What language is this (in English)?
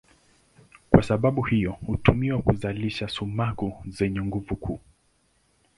Swahili